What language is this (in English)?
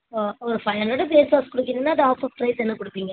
Tamil